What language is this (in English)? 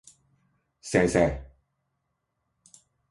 Cantonese